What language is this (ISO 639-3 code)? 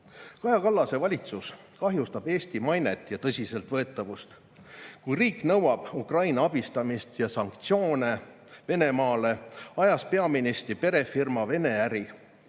est